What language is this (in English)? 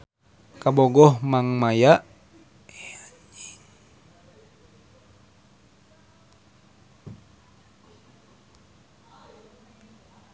Sundanese